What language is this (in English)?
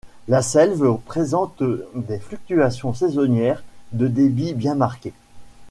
French